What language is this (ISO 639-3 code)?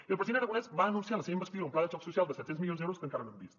cat